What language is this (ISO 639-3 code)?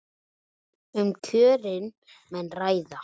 isl